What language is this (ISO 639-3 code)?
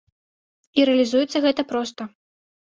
bel